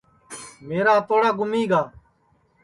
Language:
Sansi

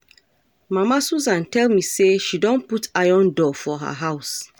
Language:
Nigerian Pidgin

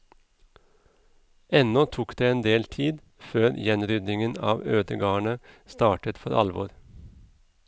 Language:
Norwegian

